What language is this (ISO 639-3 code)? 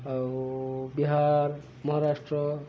ori